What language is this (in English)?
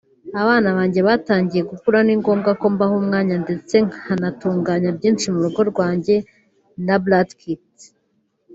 Kinyarwanda